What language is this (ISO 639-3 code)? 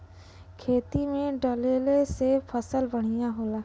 bho